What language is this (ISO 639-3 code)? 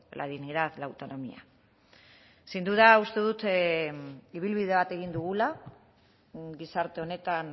eus